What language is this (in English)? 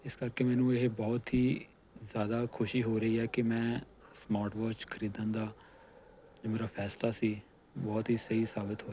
Punjabi